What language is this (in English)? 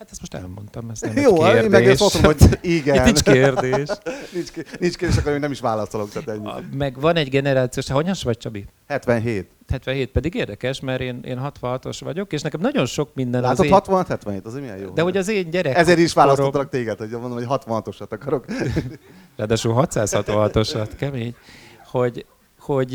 Hungarian